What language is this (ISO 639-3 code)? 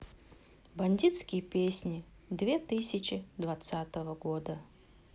rus